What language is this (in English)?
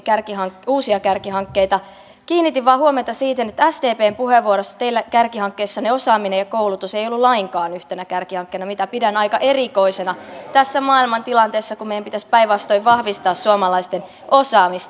Finnish